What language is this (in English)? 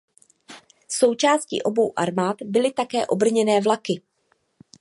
Czech